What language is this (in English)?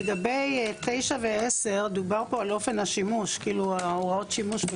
Hebrew